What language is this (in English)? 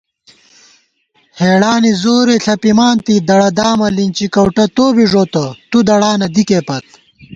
Gawar-Bati